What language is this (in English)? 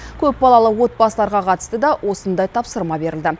Kazakh